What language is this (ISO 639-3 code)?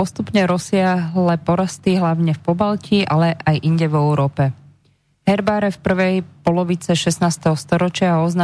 slk